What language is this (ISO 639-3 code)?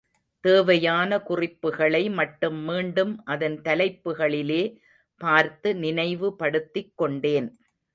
tam